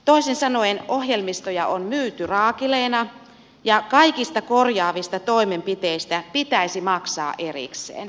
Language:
Finnish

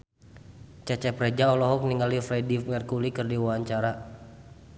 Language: Sundanese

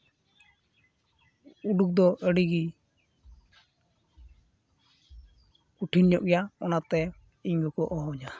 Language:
Santali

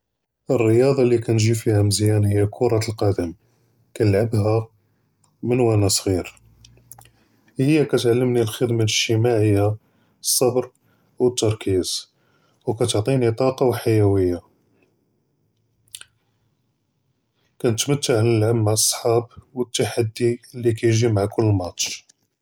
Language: Judeo-Arabic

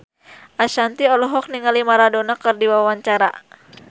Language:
Sundanese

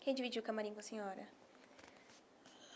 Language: Portuguese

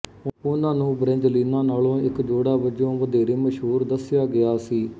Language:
Punjabi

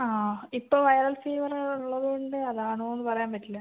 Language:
Malayalam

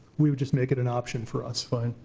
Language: English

